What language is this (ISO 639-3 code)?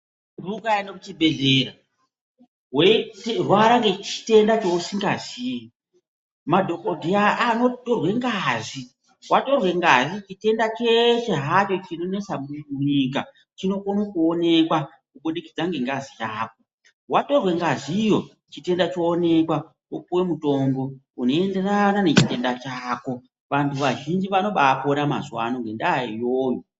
ndc